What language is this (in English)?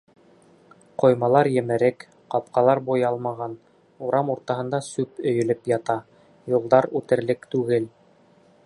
Bashkir